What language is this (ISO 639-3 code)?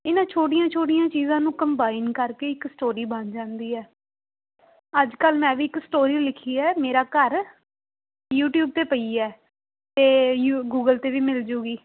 pan